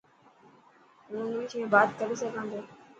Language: Dhatki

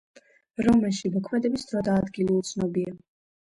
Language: Georgian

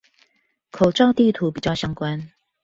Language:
Chinese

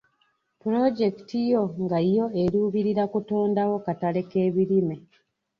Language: Ganda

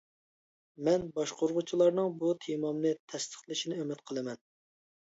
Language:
Uyghur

